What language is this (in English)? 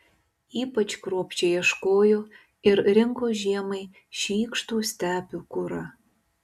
Lithuanian